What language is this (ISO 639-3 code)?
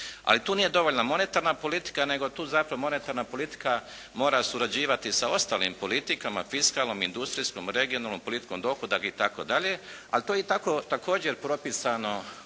hrv